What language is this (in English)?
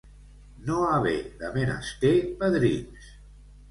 Catalan